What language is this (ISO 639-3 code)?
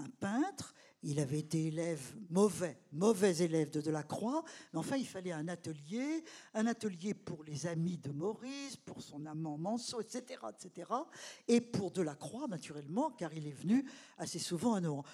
fra